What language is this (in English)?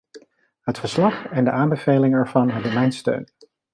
Dutch